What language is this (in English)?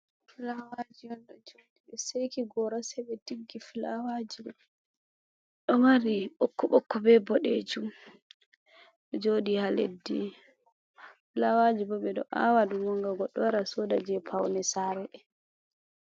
Fula